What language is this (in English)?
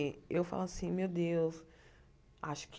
Portuguese